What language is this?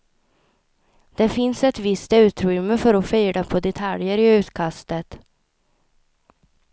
Swedish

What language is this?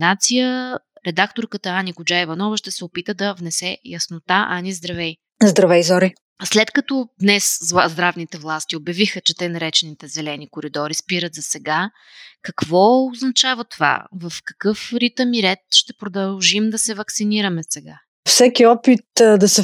Bulgarian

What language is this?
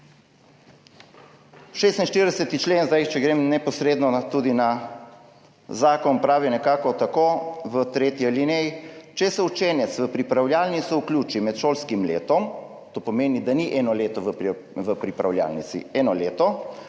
Slovenian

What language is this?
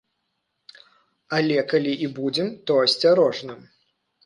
Belarusian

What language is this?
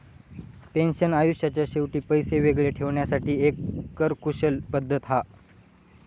Marathi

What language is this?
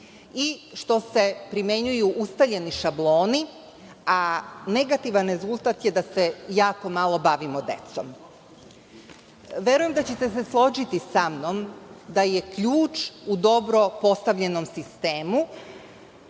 Serbian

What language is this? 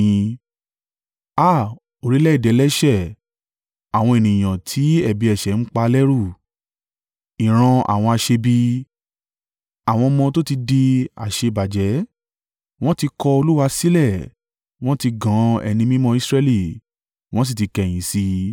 Yoruba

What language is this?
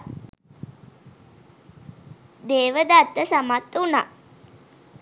Sinhala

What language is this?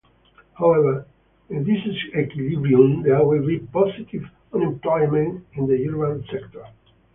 English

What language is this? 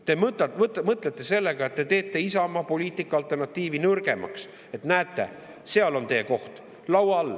Estonian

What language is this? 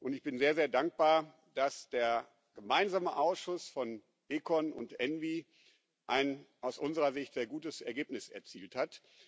German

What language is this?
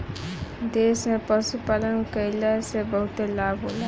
Bhojpuri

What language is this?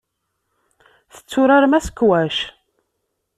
Kabyle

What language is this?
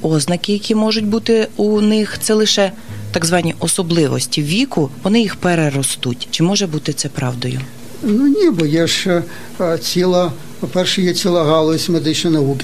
Ukrainian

